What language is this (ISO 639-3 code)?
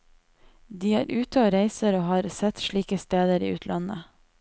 nor